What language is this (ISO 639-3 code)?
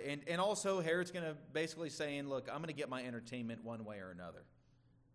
eng